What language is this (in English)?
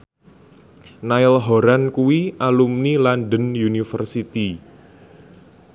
Javanese